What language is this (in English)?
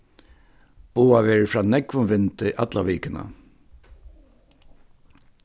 Faroese